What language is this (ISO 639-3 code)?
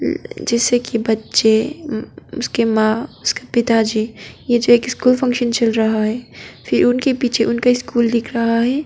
hin